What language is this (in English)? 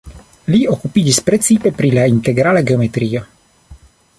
Esperanto